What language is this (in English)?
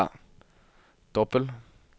Norwegian